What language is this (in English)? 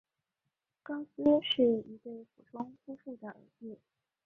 Chinese